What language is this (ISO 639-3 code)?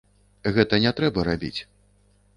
bel